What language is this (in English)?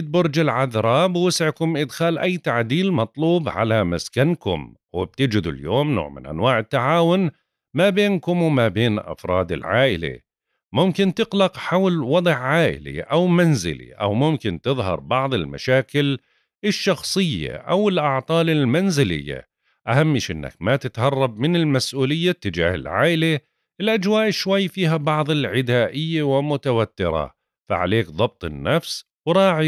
Arabic